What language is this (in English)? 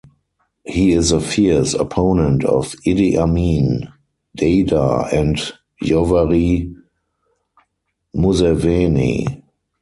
English